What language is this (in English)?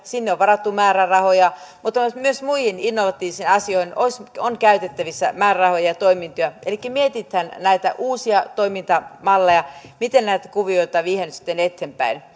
Finnish